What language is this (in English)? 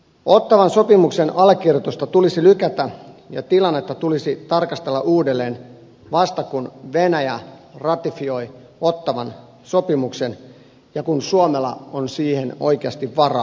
Finnish